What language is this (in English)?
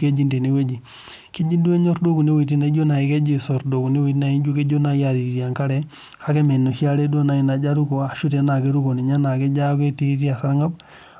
Masai